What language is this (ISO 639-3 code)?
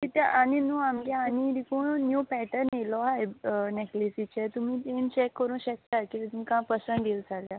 kok